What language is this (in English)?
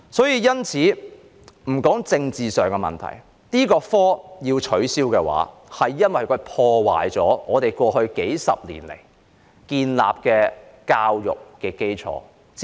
Cantonese